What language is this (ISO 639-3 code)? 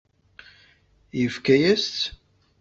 kab